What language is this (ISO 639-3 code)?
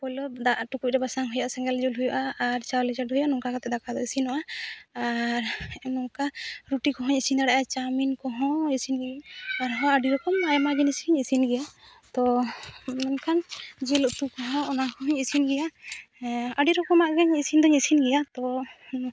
sat